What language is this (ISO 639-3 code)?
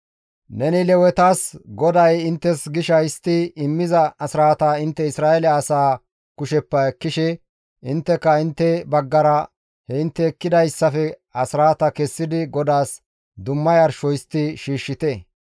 gmv